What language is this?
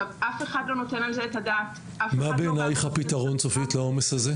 Hebrew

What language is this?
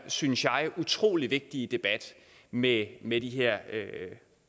Danish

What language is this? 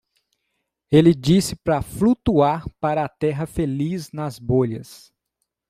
Portuguese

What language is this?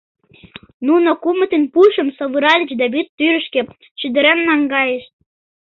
Mari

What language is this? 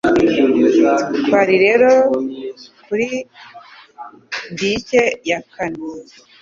Kinyarwanda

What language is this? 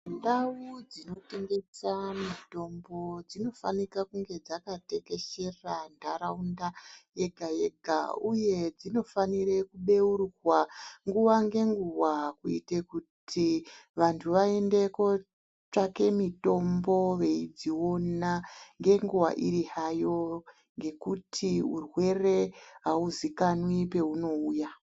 Ndau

